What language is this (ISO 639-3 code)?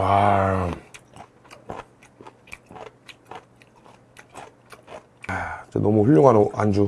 kor